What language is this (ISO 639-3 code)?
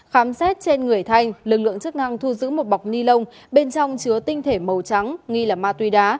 vie